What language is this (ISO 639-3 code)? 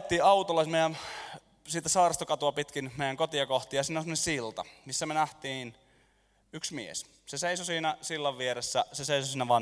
fin